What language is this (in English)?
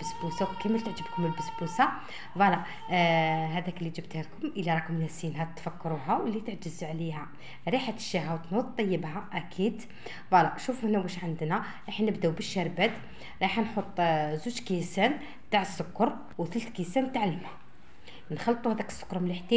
Arabic